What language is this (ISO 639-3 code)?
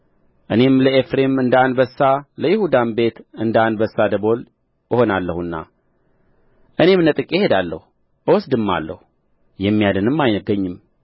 amh